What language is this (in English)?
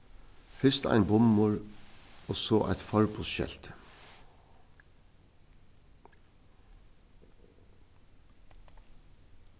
Faroese